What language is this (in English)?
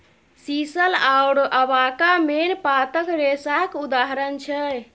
Maithili